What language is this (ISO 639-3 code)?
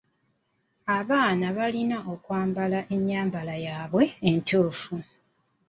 lug